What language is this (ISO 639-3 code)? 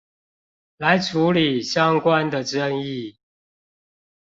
zho